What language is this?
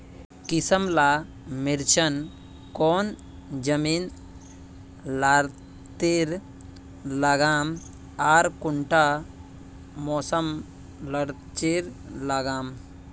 Magahi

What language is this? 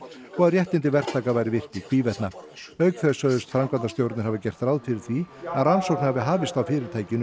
Icelandic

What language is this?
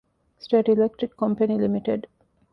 Divehi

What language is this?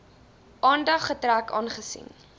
Afrikaans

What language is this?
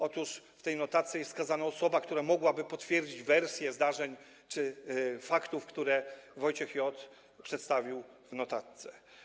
Polish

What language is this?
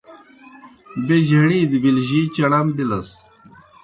Kohistani Shina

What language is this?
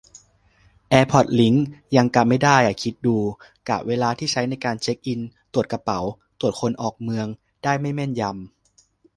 Thai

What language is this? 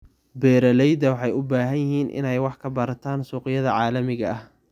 Somali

